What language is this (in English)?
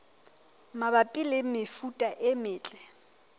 Southern Sotho